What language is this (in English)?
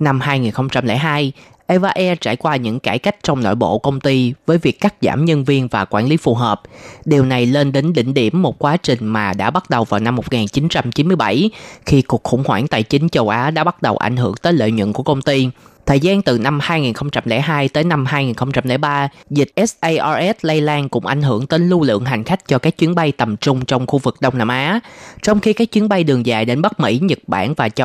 Vietnamese